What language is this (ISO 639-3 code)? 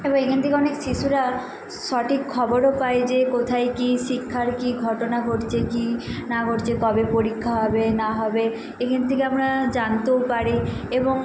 ben